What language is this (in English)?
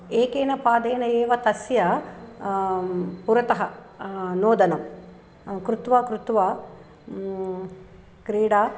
Sanskrit